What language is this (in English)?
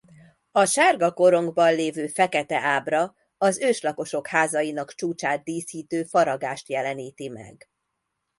Hungarian